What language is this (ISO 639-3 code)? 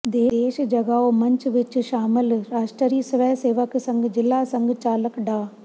pan